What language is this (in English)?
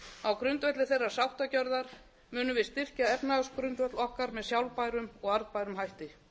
Icelandic